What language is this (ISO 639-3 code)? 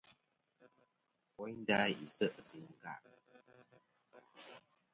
bkm